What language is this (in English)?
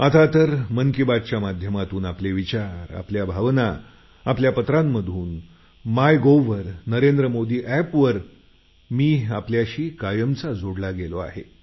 Marathi